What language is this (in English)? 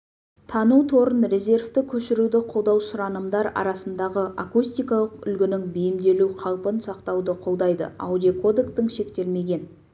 Kazakh